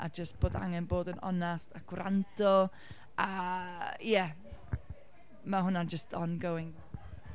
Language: Welsh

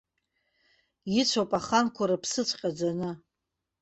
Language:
Abkhazian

